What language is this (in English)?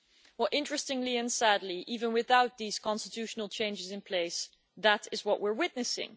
English